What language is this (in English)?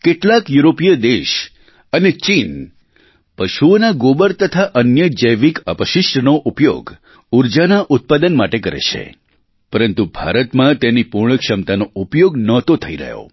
Gujarati